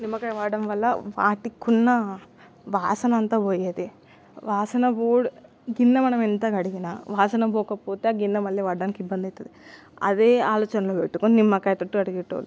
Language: Telugu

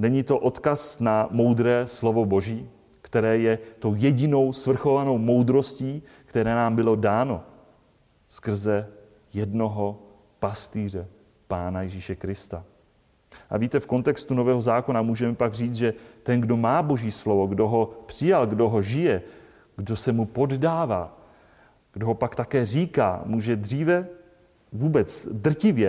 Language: Czech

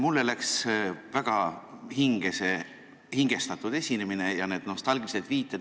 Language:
Estonian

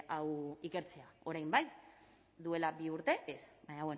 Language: Basque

